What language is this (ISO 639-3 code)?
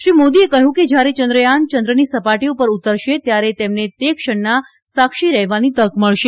guj